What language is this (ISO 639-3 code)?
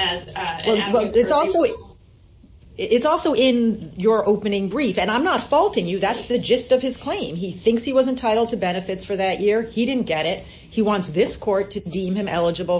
eng